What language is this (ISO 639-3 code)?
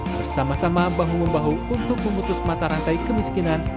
ind